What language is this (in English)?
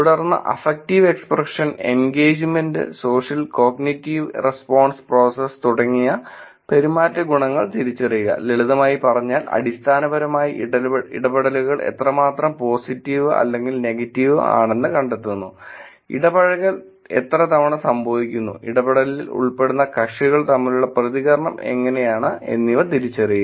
Malayalam